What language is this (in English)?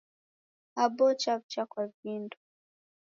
Taita